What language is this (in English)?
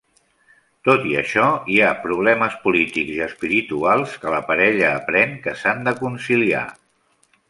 Catalan